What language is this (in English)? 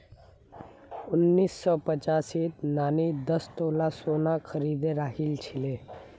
Magahi